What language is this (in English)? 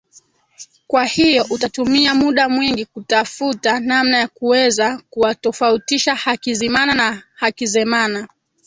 Swahili